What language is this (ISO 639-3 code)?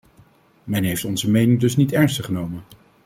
nld